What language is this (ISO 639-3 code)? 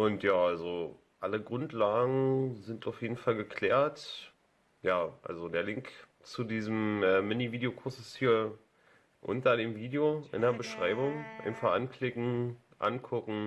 deu